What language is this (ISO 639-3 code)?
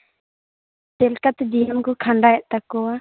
sat